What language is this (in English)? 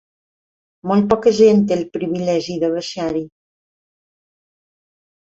Catalan